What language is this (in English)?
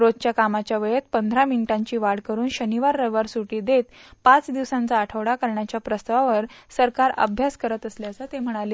Marathi